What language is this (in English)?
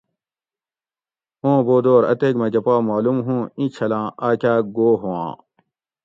Gawri